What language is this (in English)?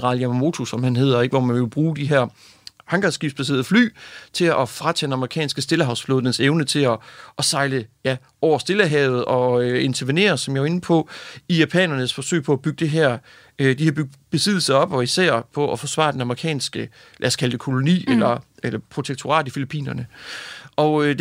Danish